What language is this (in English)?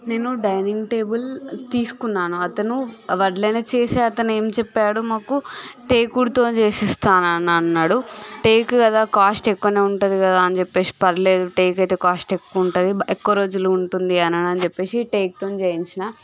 Telugu